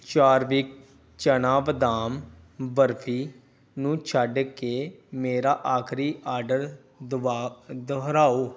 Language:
Punjabi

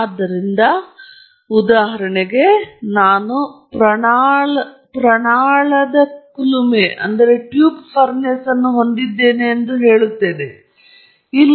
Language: Kannada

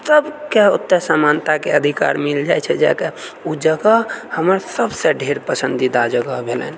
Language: Maithili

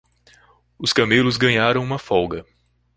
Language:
Portuguese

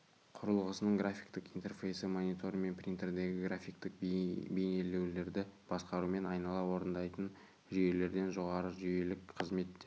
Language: Kazakh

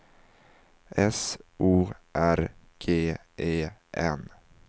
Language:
Swedish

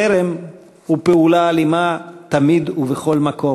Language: Hebrew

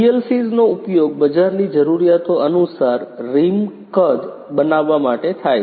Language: Gujarati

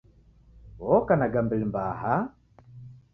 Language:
Taita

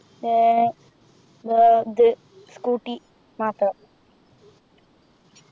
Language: Malayalam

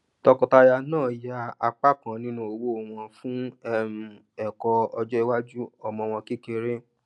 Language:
Yoruba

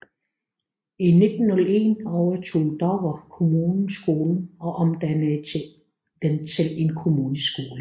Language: Danish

